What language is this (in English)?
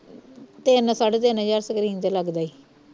Punjabi